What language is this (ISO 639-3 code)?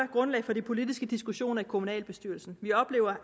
dan